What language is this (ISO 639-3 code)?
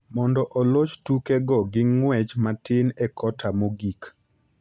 luo